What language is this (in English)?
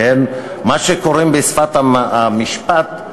Hebrew